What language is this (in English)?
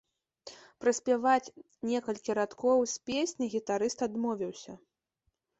Belarusian